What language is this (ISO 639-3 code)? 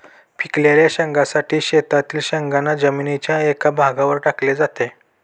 mar